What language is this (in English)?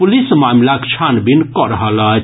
Maithili